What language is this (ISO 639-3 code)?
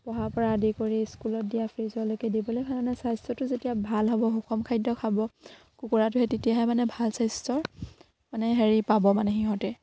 asm